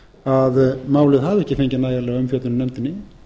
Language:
Icelandic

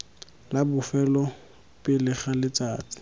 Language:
Tswana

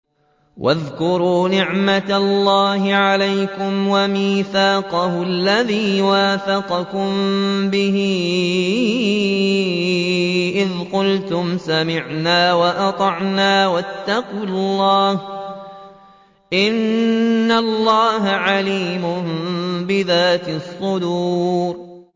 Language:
Arabic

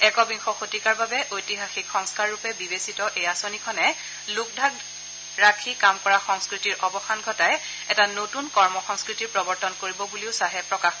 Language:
Assamese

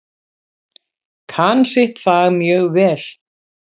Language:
Icelandic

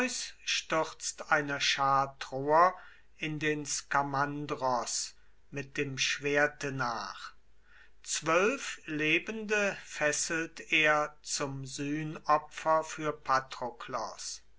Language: German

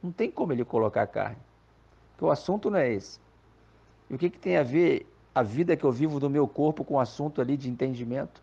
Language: Portuguese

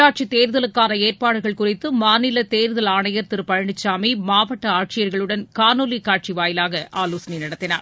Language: Tamil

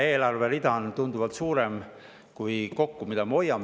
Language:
Estonian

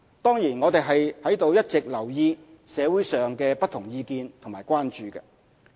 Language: Cantonese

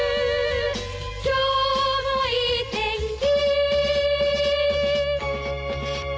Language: Japanese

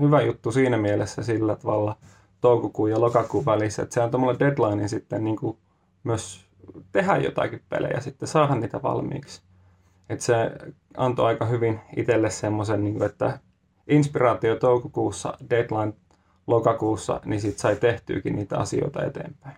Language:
Finnish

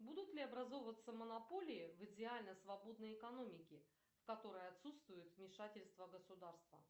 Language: Russian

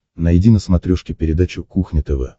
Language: Russian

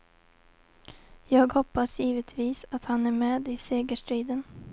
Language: Swedish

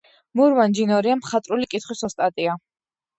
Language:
Georgian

